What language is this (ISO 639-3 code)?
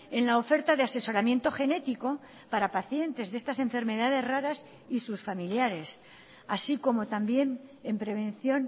spa